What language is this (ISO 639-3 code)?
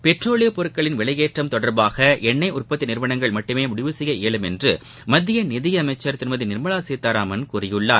tam